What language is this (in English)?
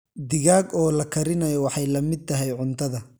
Somali